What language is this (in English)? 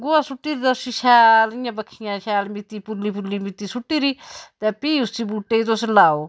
Dogri